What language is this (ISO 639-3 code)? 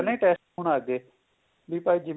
pan